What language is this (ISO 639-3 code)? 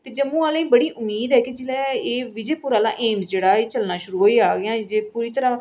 doi